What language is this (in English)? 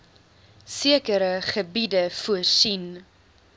Afrikaans